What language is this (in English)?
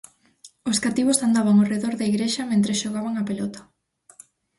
Galician